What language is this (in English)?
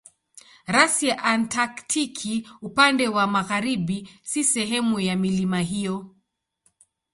Swahili